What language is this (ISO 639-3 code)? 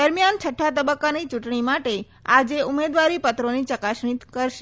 guj